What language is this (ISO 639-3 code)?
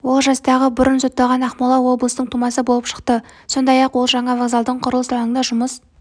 kaz